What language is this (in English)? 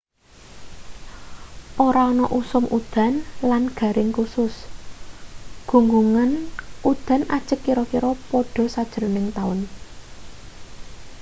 Javanese